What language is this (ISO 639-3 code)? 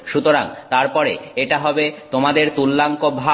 ben